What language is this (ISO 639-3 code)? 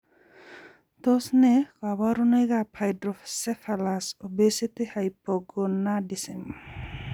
kln